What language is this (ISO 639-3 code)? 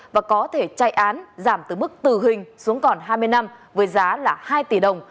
vie